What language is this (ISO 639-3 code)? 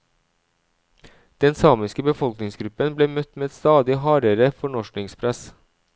nor